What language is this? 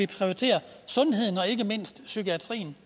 Danish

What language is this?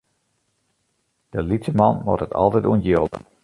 Western Frisian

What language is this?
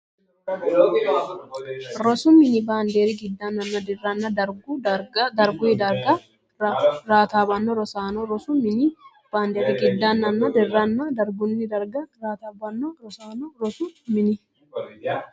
Sidamo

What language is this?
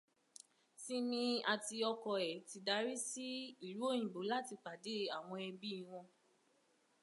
Yoruba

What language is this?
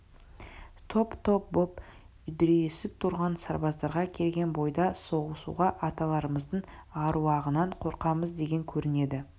Kazakh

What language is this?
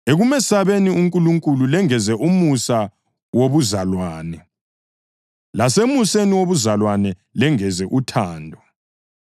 North Ndebele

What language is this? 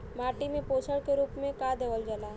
Bhojpuri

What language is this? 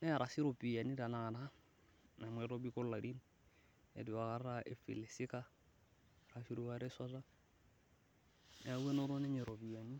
Masai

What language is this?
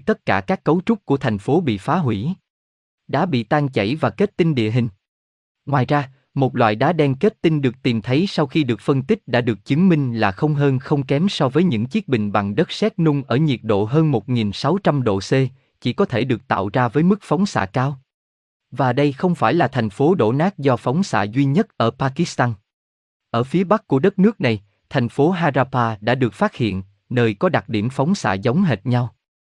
Vietnamese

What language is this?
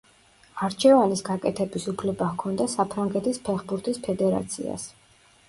Georgian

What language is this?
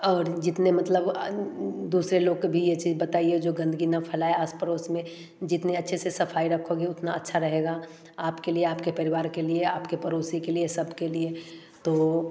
Hindi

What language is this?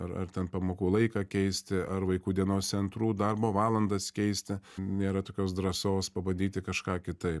Lithuanian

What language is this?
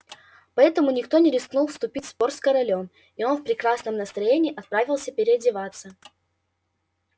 Russian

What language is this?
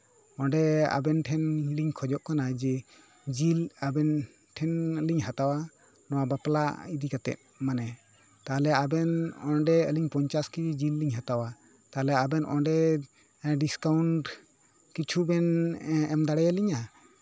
Santali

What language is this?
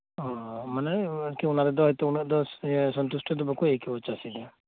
Santali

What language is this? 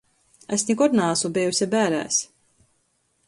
Latgalian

